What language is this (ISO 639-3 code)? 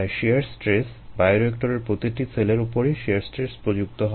ben